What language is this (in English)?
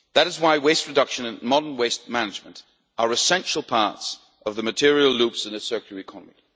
English